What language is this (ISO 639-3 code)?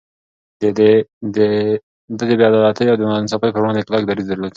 pus